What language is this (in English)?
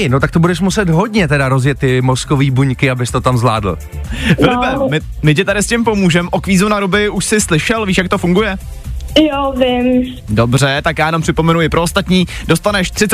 Czech